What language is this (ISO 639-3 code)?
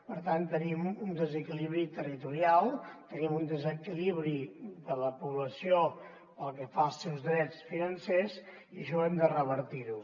cat